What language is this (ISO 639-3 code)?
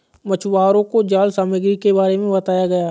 hin